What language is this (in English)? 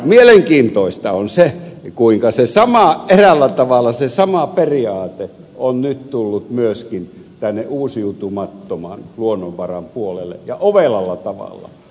Finnish